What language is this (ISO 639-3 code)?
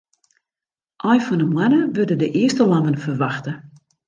fry